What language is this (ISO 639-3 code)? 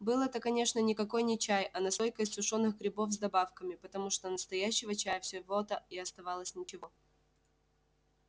rus